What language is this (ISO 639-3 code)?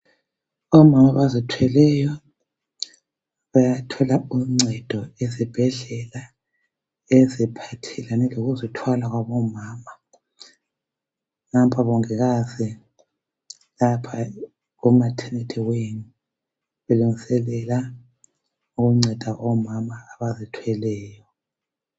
nde